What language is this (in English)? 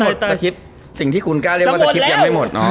Thai